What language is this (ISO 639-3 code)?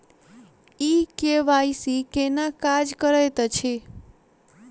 mai